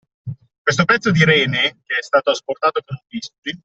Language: Italian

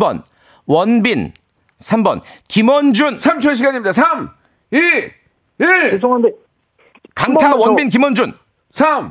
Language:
Korean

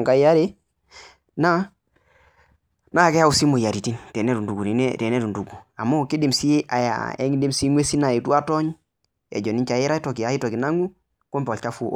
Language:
Masai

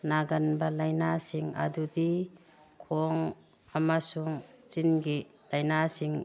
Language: Manipuri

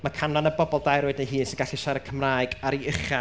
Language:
Welsh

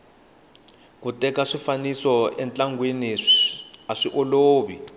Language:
Tsonga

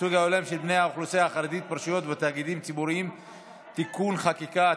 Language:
Hebrew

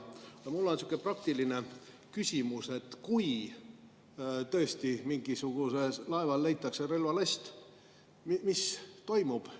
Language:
Estonian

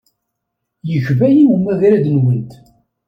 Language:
Kabyle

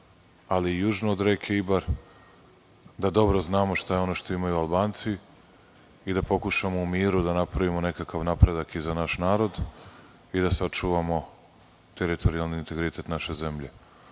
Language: Serbian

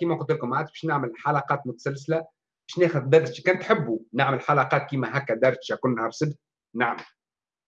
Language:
Arabic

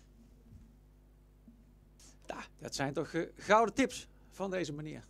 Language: Dutch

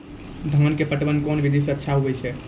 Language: Maithili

